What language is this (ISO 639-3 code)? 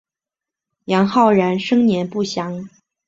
zho